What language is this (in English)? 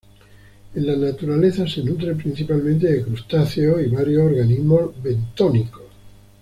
Spanish